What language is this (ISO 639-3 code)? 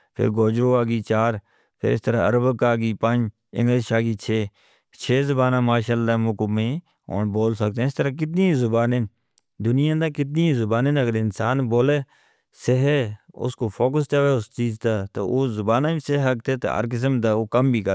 hno